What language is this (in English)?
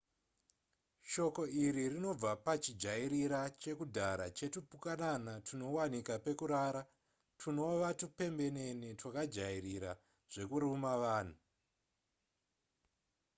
Shona